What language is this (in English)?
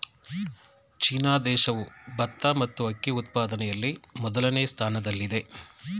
Kannada